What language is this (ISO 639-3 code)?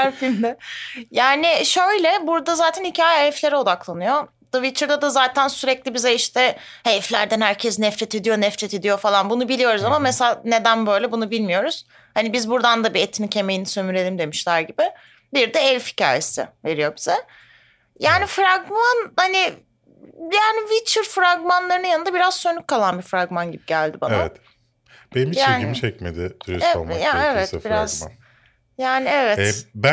tur